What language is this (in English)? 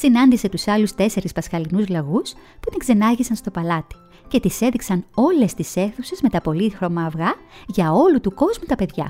Greek